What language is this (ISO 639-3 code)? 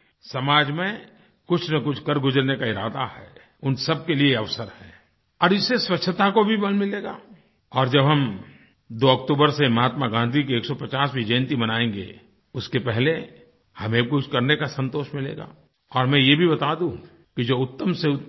hin